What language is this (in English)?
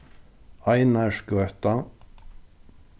Faroese